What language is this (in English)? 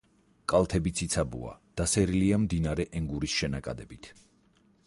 Georgian